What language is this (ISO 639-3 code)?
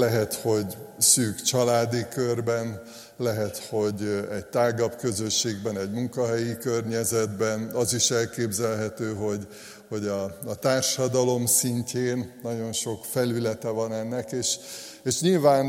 hun